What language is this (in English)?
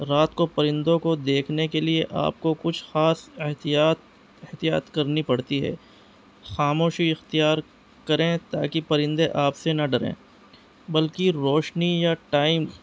Urdu